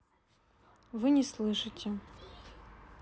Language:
Russian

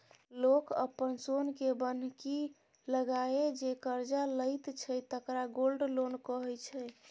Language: Maithili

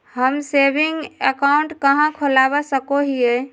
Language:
Magahi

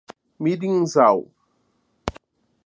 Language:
Portuguese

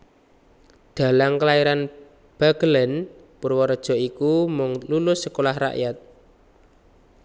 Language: Javanese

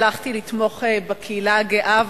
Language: Hebrew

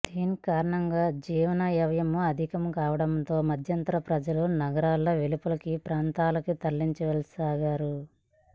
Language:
Telugu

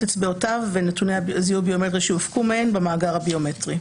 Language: Hebrew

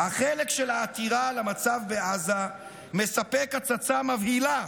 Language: Hebrew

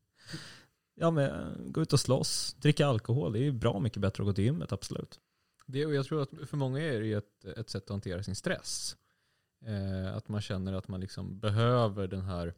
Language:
Swedish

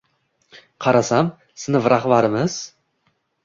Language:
Uzbek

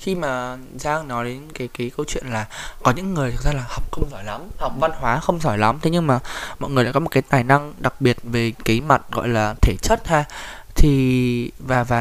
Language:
Vietnamese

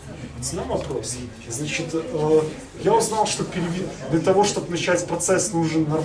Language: Russian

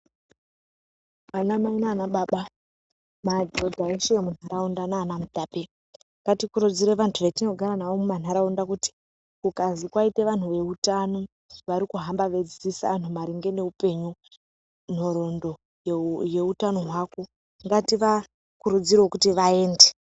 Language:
Ndau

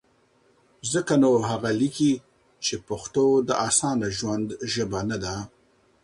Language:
Pashto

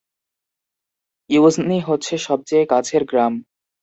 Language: Bangla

